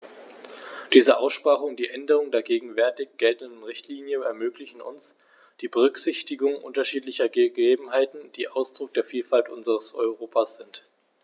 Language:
German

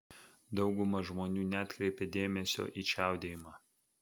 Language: Lithuanian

